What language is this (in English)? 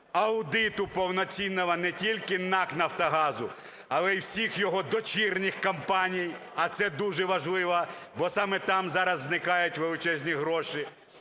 Ukrainian